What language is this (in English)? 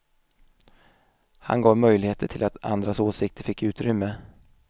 Swedish